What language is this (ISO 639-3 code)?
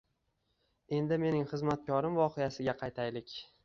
uzb